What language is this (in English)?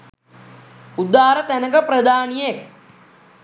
Sinhala